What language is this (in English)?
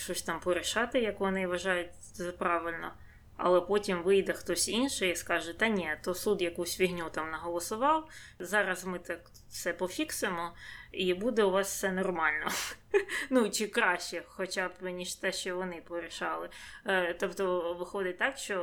Ukrainian